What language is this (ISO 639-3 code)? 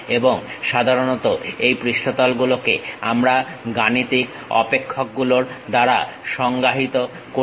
ben